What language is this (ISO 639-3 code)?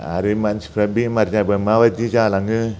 brx